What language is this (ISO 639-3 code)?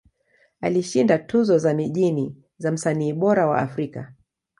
swa